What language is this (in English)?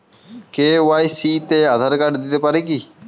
Bangla